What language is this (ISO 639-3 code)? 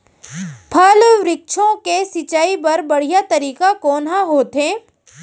hne